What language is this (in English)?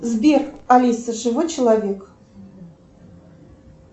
Russian